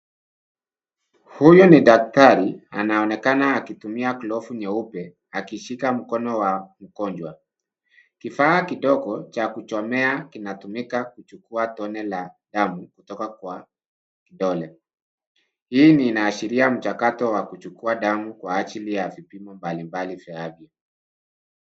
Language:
Swahili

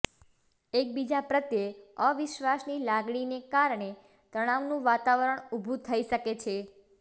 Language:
Gujarati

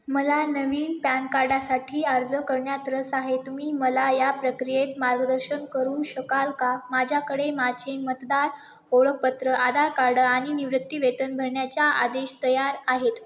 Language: Marathi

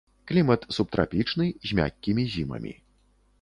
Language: Belarusian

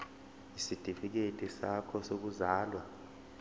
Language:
Zulu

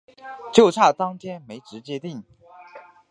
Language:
Chinese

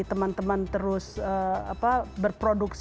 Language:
Indonesian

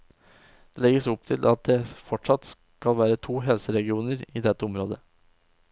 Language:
Norwegian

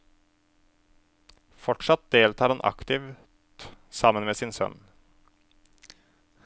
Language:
Norwegian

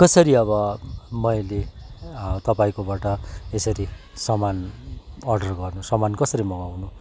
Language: Nepali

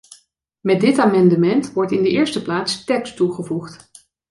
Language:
Dutch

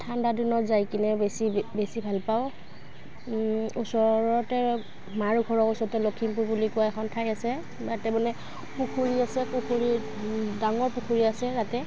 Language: Assamese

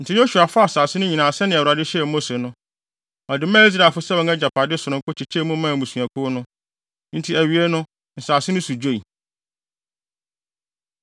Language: Akan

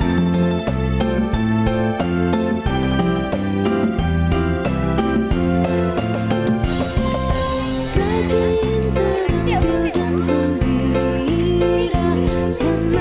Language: Indonesian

